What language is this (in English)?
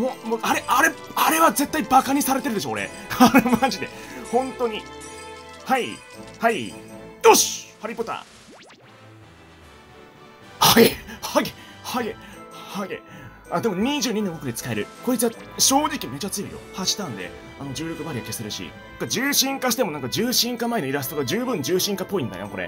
Japanese